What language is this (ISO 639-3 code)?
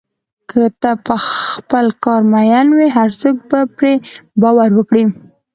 pus